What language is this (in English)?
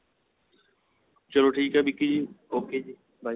Punjabi